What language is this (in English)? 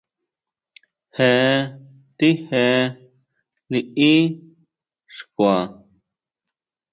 Huautla Mazatec